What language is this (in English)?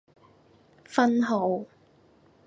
Cantonese